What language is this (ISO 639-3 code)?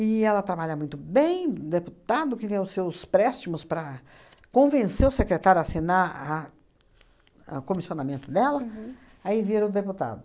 por